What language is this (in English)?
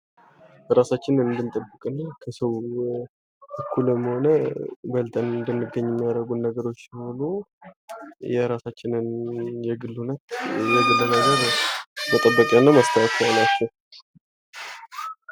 Amharic